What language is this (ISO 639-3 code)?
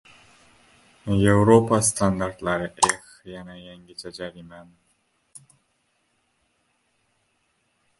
uzb